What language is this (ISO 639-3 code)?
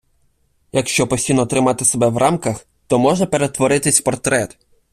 ukr